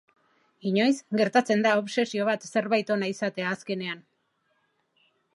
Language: Basque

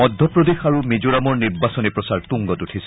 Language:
Assamese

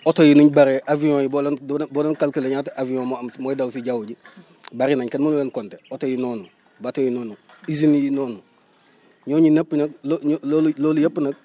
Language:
Wolof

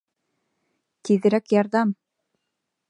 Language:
Bashkir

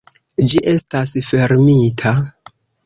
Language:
Esperanto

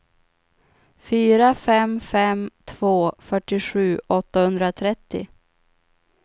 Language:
Swedish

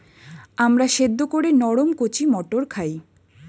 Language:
Bangla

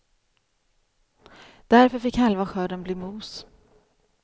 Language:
Swedish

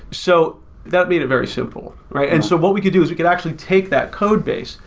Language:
English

